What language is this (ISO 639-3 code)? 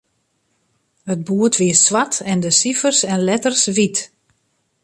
fry